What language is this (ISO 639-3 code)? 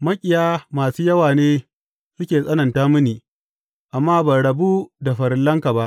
hau